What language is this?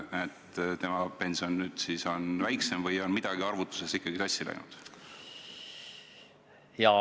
Estonian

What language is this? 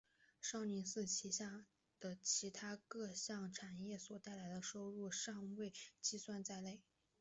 Chinese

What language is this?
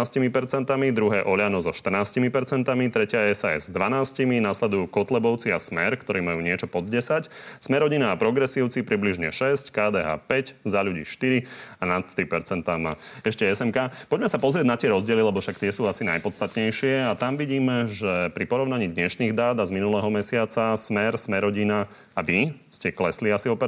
Slovak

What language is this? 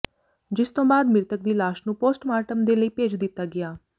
Punjabi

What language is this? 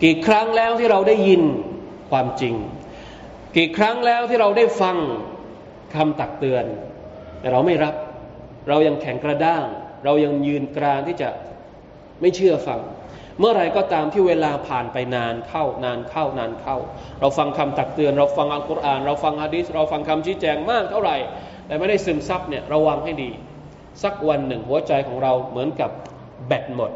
Thai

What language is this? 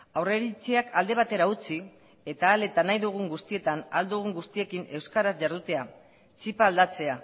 Basque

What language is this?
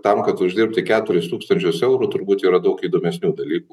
Lithuanian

